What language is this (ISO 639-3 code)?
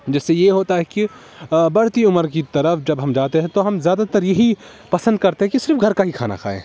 urd